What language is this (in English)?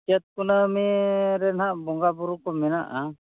Santali